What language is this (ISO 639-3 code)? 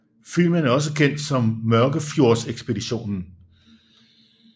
dan